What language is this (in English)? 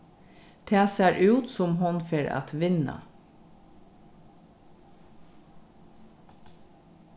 Faroese